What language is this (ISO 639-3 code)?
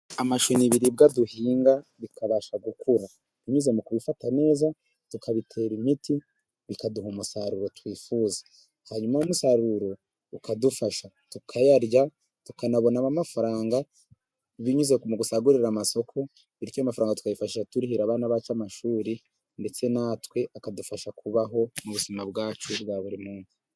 kin